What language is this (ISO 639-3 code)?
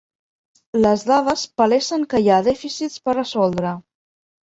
cat